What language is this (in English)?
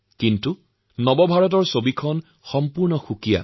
Assamese